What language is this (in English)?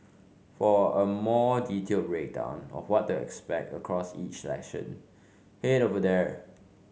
English